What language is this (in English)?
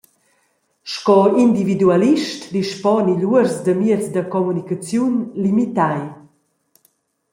Romansh